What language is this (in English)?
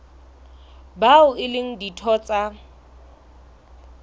Southern Sotho